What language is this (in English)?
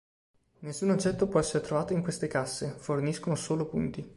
Italian